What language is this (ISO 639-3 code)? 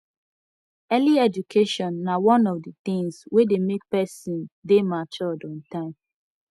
pcm